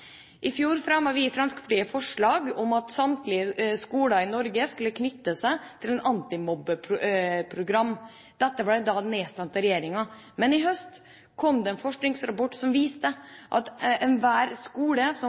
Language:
Norwegian Bokmål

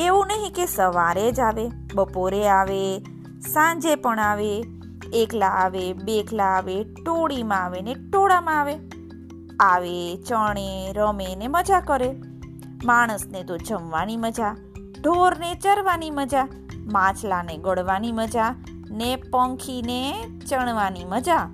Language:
Gujarati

